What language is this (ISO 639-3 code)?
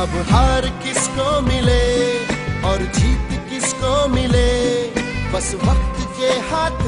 hin